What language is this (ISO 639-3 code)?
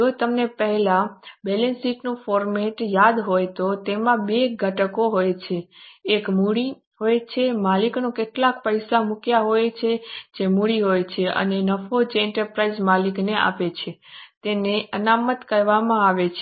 guj